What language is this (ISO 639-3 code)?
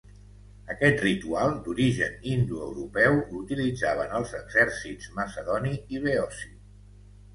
cat